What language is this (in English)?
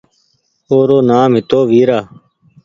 Goaria